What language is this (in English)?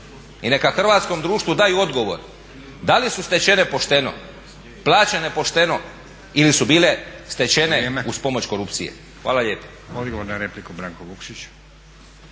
Croatian